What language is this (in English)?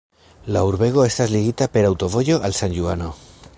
Esperanto